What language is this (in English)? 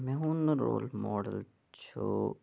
Kashmiri